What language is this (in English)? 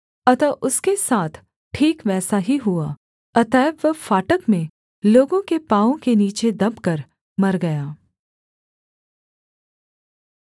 Hindi